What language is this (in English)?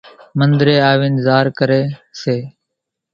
Kachi Koli